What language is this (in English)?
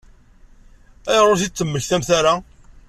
Kabyle